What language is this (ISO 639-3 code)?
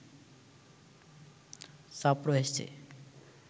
ben